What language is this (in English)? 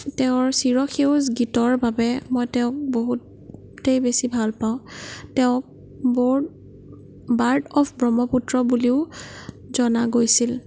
Assamese